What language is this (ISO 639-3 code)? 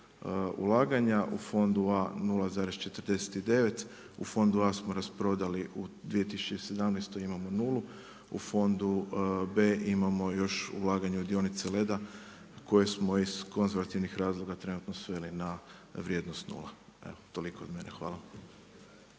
hrv